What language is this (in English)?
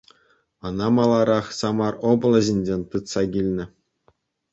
Chuvash